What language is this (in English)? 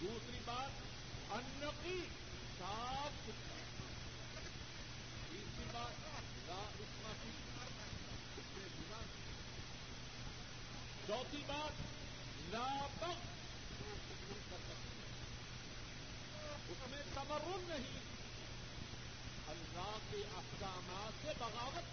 Urdu